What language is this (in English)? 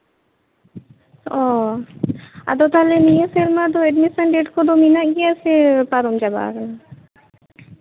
Santali